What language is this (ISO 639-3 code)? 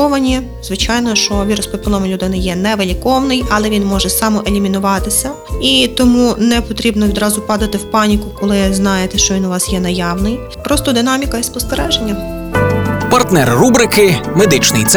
ukr